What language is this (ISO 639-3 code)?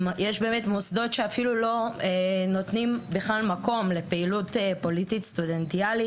heb